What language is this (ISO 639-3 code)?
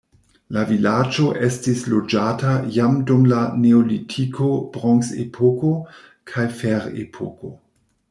epo